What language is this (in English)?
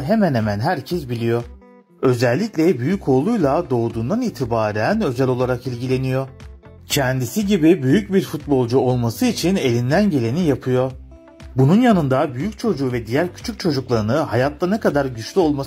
Turkish